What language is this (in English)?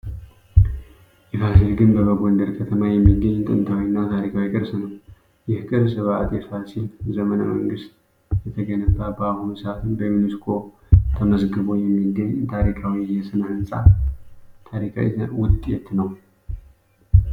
Amharic